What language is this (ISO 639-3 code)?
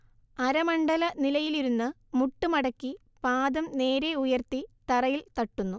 mal